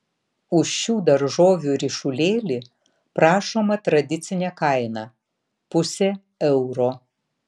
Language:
Lithuanian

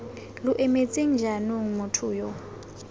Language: Tswana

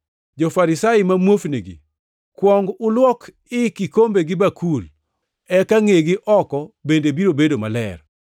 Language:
Luo (Kenya and Tanzania)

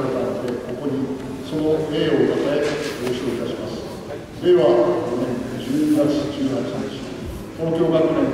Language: Japanese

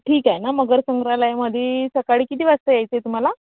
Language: Marathi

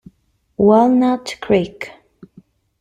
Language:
Italian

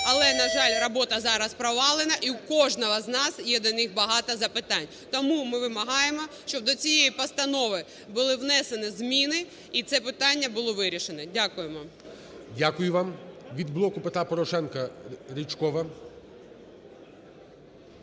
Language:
Ukrainian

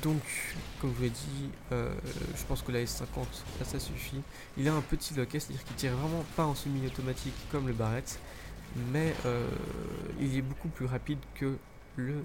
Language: French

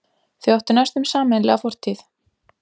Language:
Icelandic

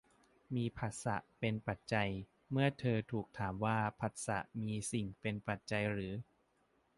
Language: Thai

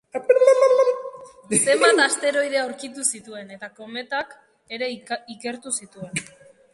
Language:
Basque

